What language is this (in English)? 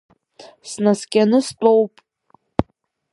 Abkhazian